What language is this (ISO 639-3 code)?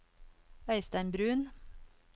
nor